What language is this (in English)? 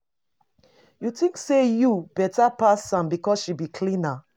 Nigerian Pidgin